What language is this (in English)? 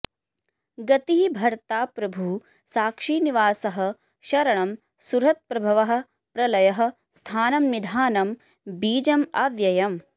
Sanskrit